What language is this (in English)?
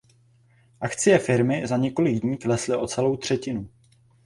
Czech